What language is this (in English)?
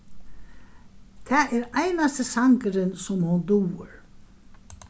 Faroese